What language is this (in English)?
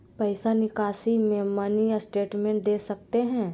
Magahi